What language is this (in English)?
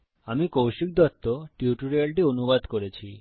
Bangla